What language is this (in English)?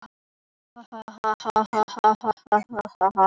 Icelandic